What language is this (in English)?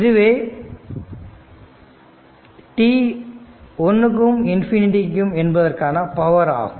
Tamil